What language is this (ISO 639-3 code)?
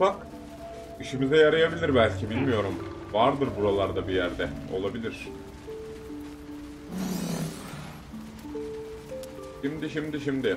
tur